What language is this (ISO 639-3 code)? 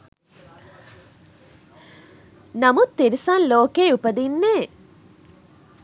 sin